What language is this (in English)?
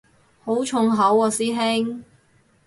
Cantonese